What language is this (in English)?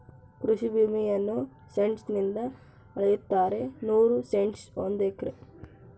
Kannada